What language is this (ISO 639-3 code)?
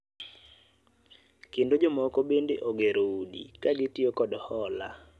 luo